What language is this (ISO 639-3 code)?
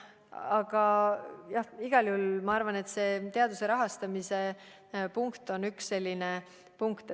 est